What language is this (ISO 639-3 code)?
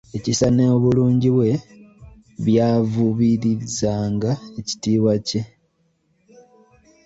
lug